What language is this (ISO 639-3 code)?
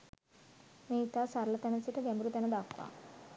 sin